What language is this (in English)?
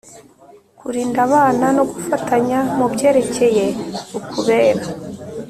Kinyarwanda